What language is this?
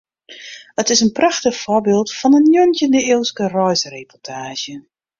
Western Frisian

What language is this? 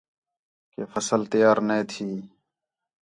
Khetrani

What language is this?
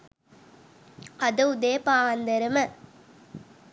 Sinhala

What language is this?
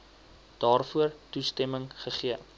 Afrikaans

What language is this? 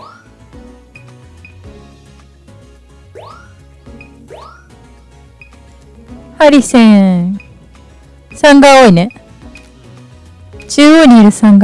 Japanese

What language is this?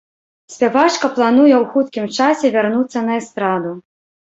Belarusian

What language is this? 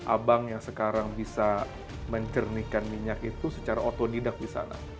Indonesian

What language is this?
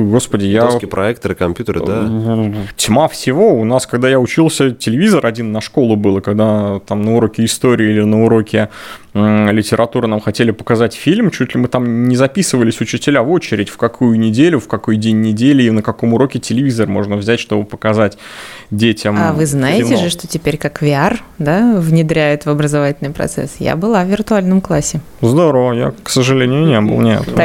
Russian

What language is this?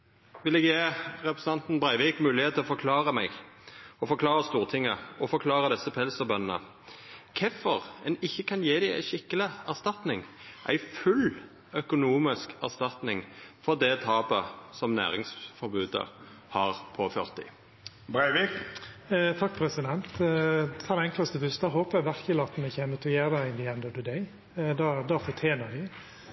Norwegian Nynorsk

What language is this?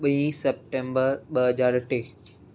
Sindhi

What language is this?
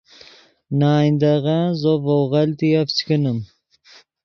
Yidgha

